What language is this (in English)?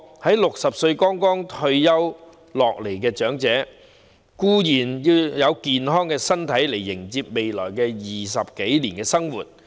Cantonese